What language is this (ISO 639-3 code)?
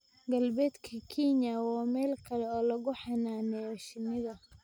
som